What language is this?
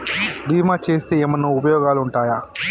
Telugu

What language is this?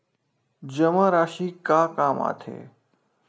Chhattisgarhi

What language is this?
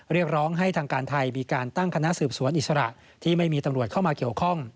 Thai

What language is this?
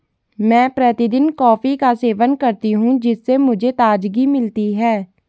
Hindi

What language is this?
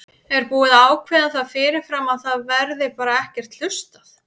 Icelandic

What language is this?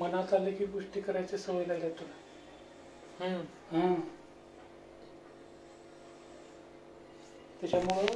Marathi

